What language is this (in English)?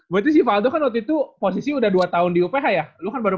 Indonesian